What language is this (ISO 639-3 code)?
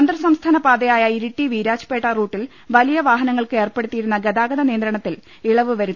mal